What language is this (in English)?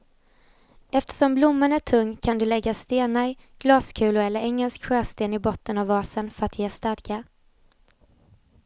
Swedish